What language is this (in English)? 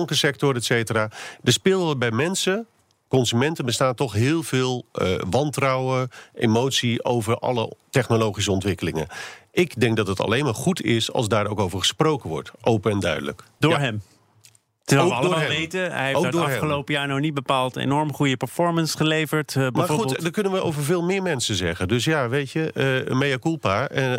Dutch